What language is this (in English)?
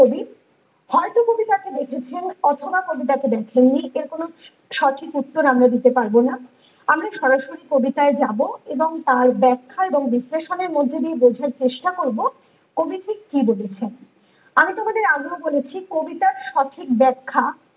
Bangla